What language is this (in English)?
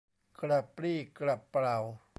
Thai